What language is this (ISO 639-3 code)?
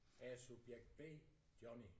dan